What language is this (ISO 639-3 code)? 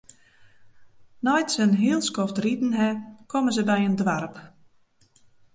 fry